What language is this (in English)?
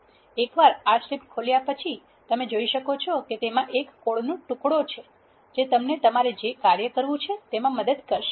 Gujarati